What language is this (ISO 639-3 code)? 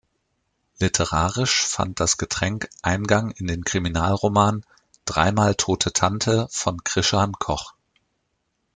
deu